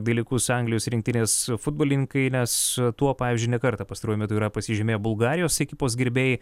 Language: Lithuanian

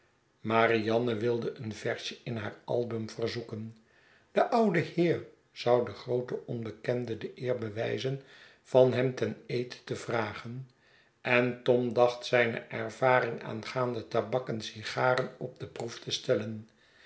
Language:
Dutch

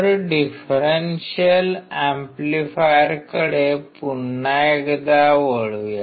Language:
Marathi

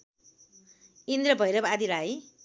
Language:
Nepali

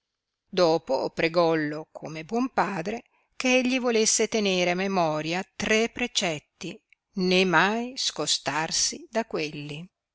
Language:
Italian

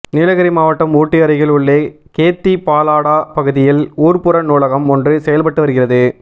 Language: Tamil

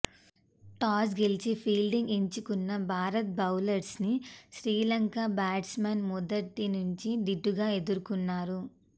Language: Telugu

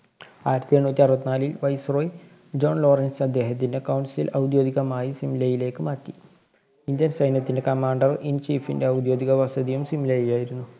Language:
Malayalam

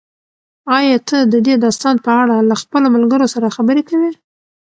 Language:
Pashto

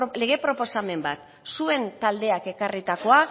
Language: Basque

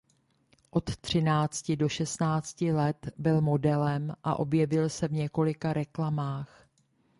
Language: Czech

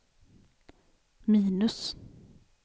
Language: Swedish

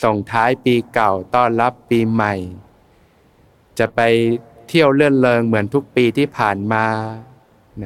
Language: Thai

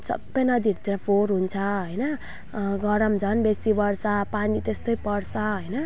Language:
Nepali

